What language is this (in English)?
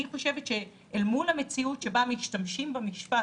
Hebrew